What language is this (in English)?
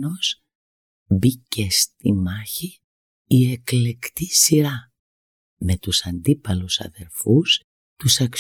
Greek